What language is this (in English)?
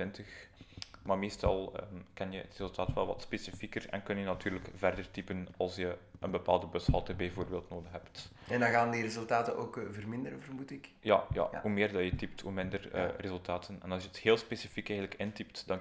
Dutch